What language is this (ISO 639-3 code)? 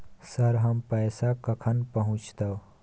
mai